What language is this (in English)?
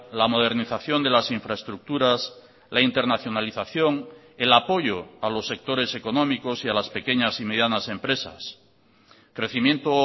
Spanish